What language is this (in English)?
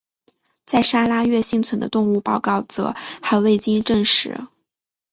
Chinese